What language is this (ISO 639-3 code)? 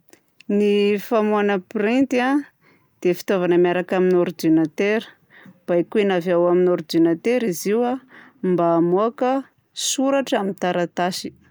bzc